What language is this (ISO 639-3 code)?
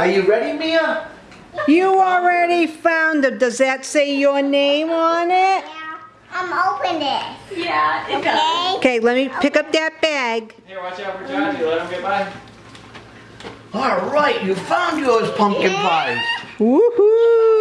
eng